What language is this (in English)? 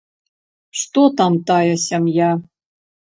Belarusian